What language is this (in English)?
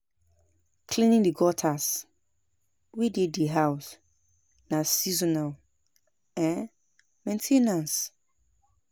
Nigerian Pidgin